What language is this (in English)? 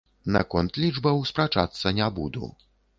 Belarusian